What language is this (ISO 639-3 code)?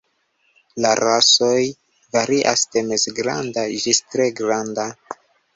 epo